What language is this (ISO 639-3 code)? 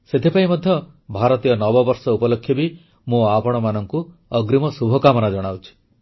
ori